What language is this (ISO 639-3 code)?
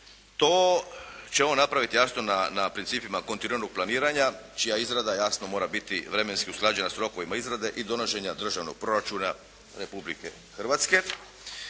hrv